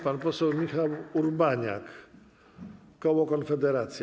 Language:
Polish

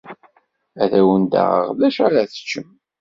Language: Kabyle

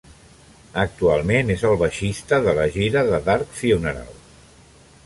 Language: Catalan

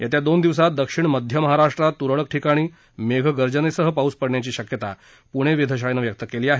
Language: Marathi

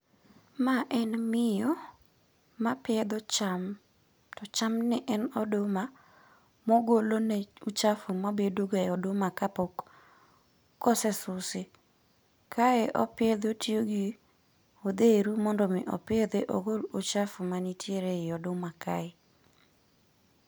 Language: Luo (Kenya and Tanzania)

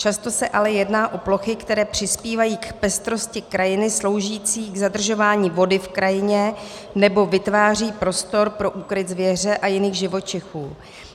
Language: Czech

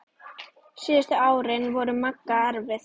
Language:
Icelandic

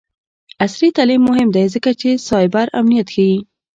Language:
Pashto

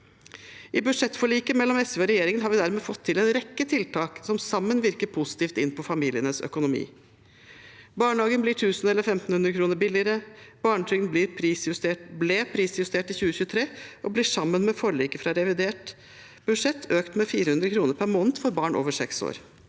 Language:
Norwegian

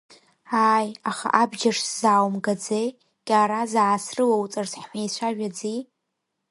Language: Abkhazian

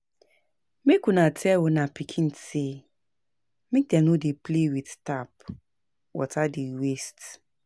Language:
Nigerian Pidgin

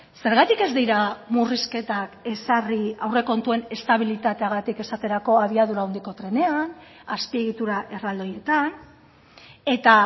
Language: Basque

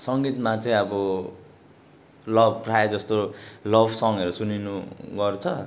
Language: Nepali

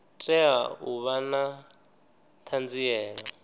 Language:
Venda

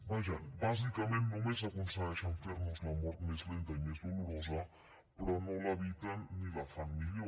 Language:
Catalan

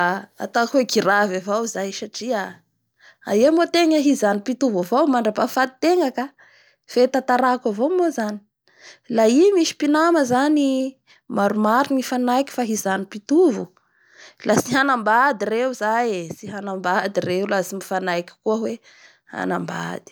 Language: Bara Malagasy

